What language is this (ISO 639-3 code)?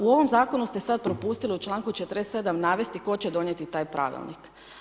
hrv